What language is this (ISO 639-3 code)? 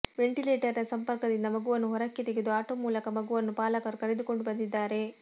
kan